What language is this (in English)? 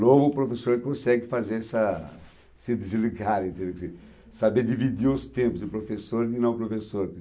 Portuguese